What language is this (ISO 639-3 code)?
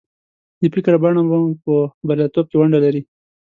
pus